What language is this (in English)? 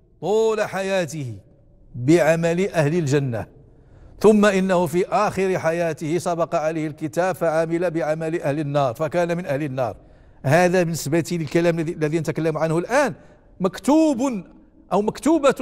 Arabic